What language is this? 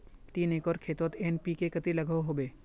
Magahi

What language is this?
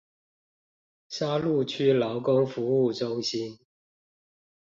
Chinese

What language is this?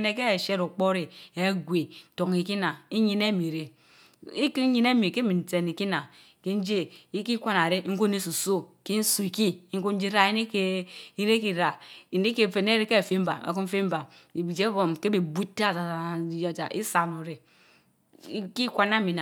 Mbe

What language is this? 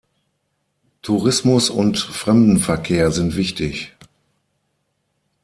German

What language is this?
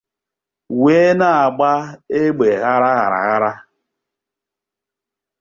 Igbo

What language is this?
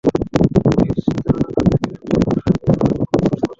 Bangla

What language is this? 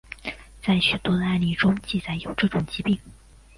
Chinese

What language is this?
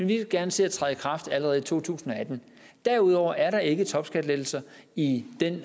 Danish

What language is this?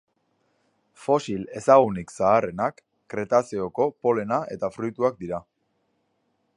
Basque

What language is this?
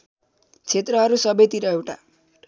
Nepali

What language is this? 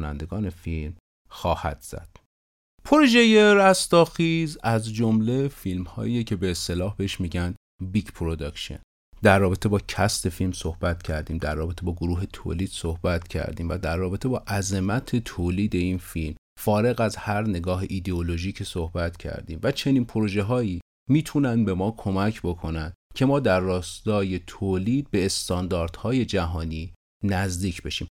Persian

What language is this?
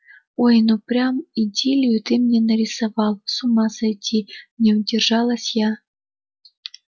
Russian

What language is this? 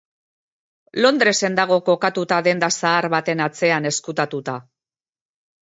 Basque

